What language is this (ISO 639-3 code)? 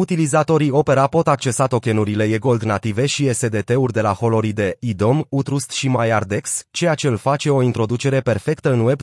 ron